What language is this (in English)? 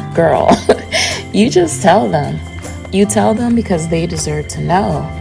English